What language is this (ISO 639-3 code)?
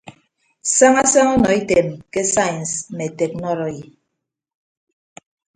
ibb